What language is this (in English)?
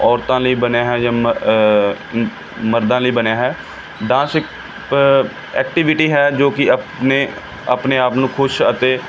Punjabi